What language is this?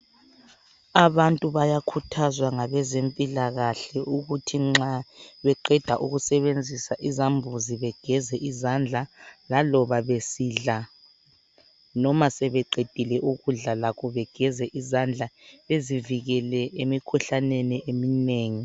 North Ndebele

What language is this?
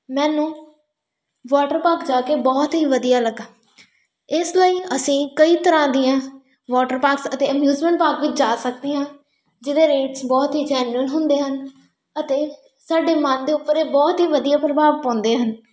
Punjabi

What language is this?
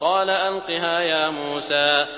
Arabic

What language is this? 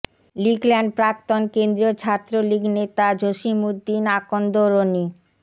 Bangla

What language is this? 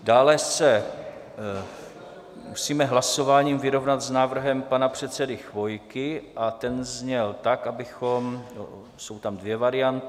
Czech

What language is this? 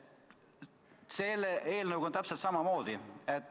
Estonian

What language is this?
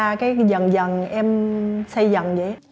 Vietnamese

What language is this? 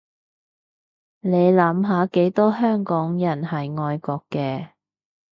Cantonese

